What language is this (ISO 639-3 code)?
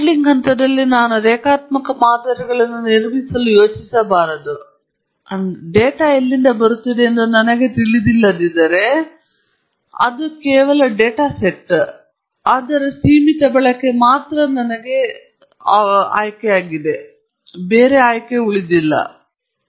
kan